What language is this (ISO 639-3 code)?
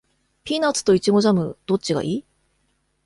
jpn